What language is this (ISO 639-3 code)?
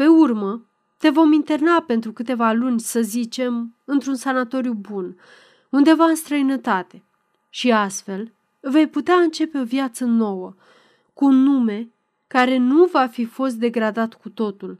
ron